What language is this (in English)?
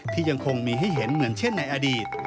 Thai